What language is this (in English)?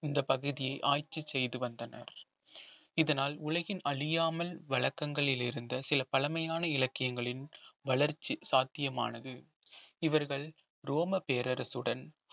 Tamil